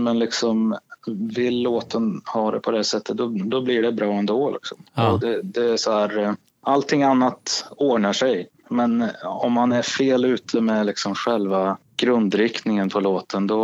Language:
Swedish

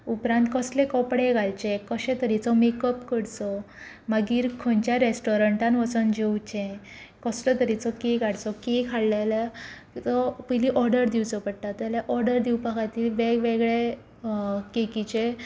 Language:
Konkani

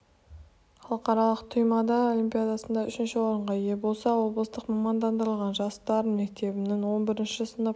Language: Kazakh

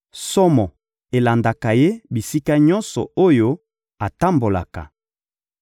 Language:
Lingala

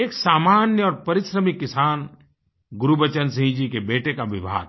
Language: Hindi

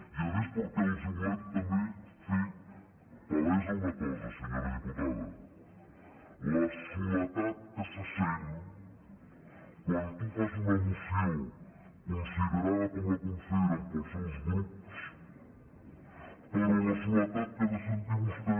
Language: Catalan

